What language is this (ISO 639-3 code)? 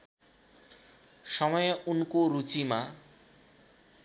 nep